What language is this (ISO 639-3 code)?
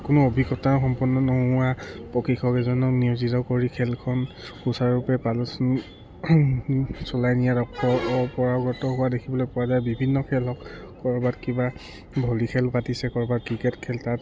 asm